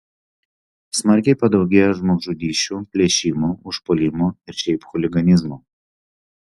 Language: Lithuanian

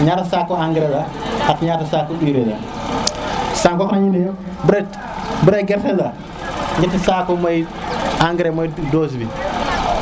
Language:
Serer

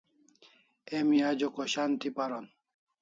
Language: Kalasha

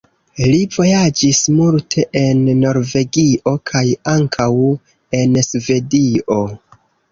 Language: Esperanto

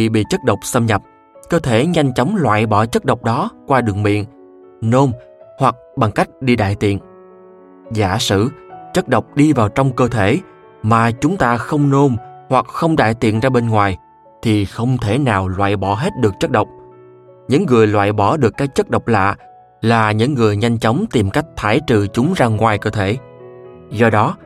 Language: Vietnamese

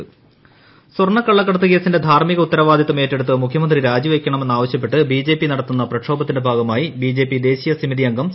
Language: Malayalam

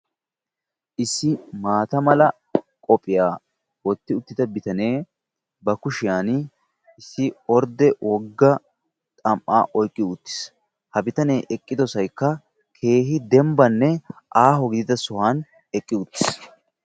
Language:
Wolaytta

